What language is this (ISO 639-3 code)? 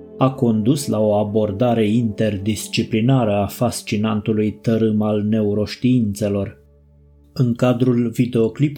ron